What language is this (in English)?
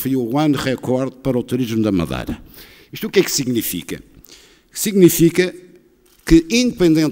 Portuguese